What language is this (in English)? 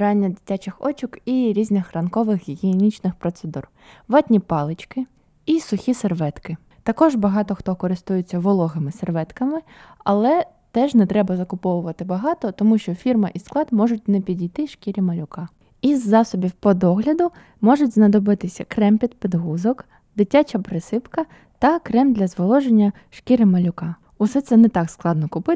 Ukrainian